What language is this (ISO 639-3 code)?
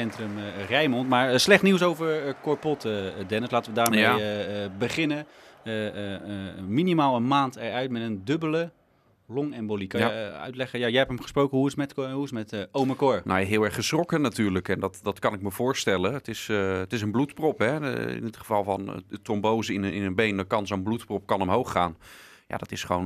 nld